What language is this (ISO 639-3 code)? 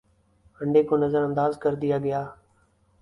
urd